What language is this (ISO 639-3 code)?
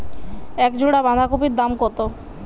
ben